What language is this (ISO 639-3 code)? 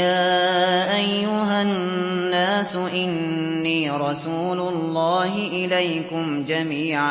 ara